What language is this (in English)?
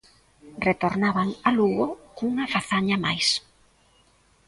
Galician